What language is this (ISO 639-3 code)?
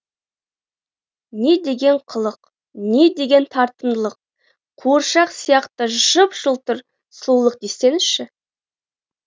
kaz